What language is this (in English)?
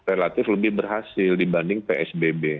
Indonesian